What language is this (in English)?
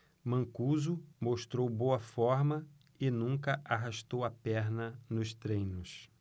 Portuguese